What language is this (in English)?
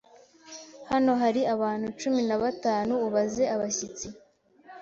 Kinyarwanda